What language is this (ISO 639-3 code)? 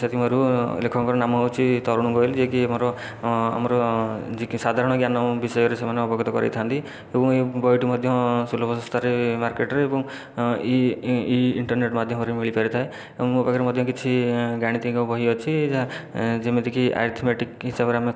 ori